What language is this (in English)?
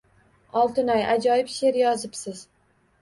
Uzbek